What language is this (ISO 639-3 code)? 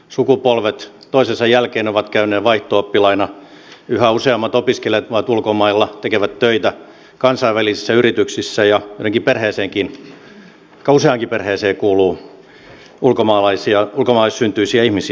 fin